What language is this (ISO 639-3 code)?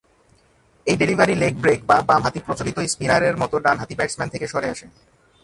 ben